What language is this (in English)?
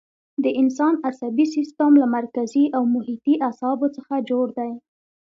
Pashto